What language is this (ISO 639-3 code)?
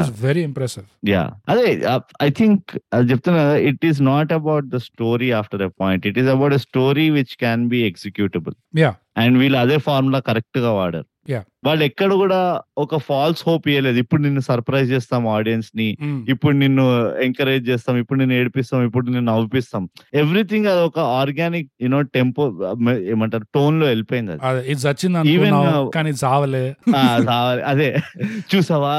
tel